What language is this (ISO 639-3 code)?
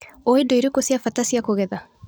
kik